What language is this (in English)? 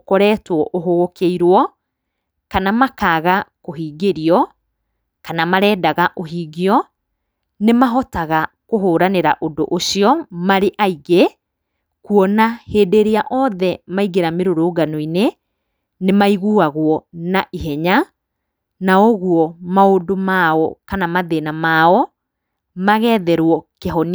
Kikuyu